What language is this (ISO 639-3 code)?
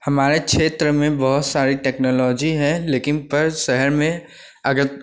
hin